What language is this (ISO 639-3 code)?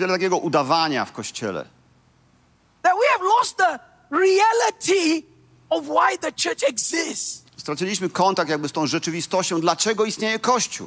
pol